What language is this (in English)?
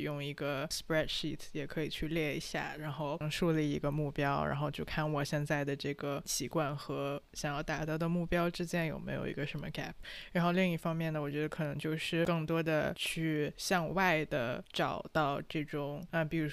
Chinese